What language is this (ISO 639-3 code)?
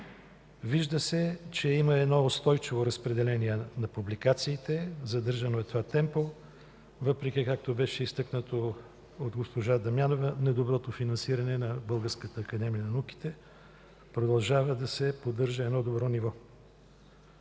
bul